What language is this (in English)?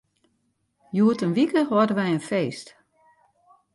Western Frisian